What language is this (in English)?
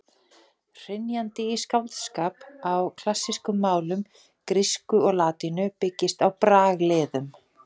Icelandic